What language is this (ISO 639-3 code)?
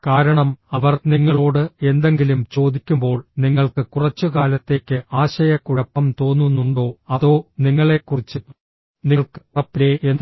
mal